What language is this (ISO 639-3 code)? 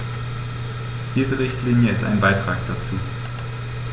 deu